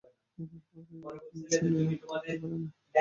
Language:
Bangla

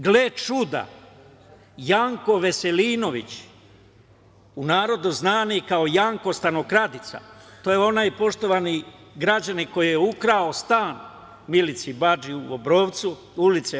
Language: Serbian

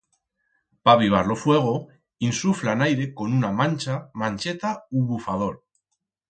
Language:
Aragonese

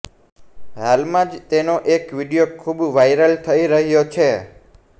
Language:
Gujarati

